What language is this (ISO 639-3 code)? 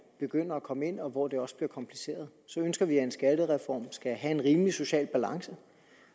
dan